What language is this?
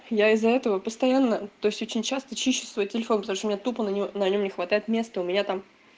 Russian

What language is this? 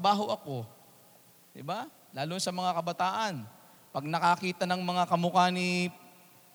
Filipino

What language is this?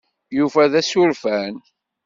Kabyle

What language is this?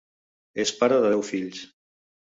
Catalan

